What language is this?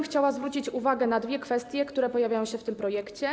Polish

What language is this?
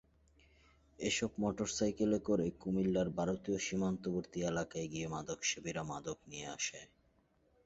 Bangla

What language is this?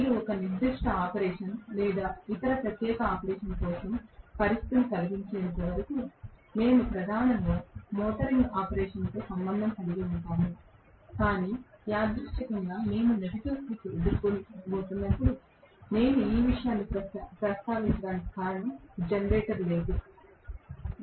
Telugu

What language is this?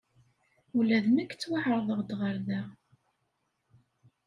Kabyle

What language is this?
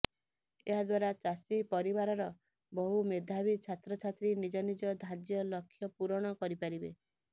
Odia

